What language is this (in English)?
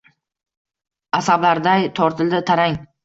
Uzbek